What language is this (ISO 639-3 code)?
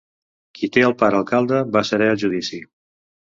cat